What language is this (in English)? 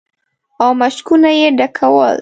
Pashto